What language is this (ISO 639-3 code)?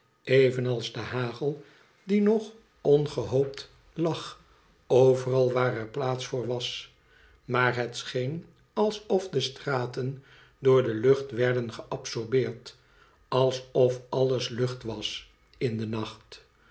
nld